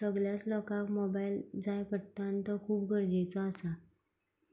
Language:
Konkani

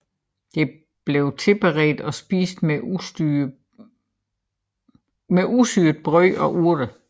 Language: Danish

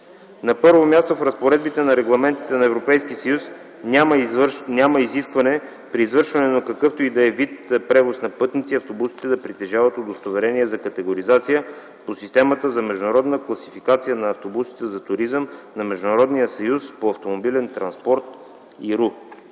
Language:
Bulgarian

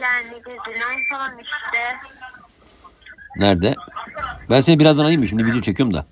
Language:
Turkish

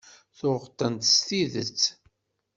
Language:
Kabyle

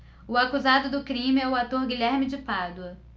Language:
Portuguese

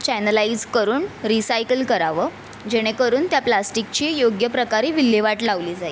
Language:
Marathi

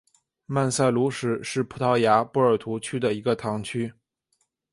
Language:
Chinese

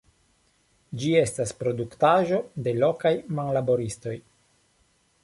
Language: Esperanto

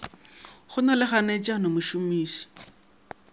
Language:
Northern Sotho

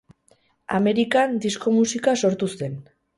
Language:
Basque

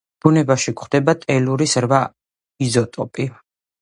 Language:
Georgian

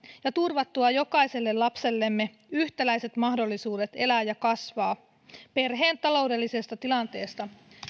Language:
Finnish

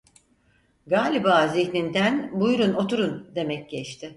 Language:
Turkish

